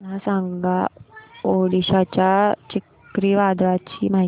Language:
Marathi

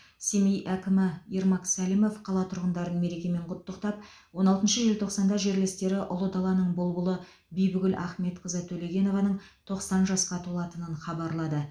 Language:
Kazakh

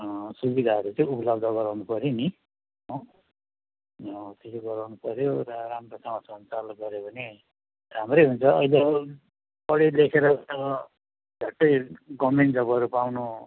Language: Nepali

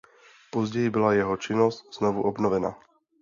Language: Czech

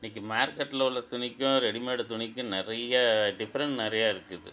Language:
Tamil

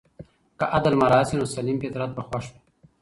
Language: Pashto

